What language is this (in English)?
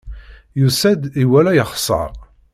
Kabyle